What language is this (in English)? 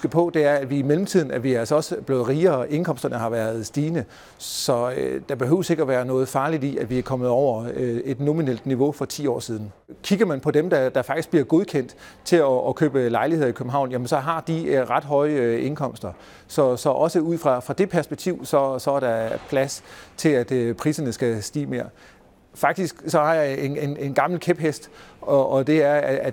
Danish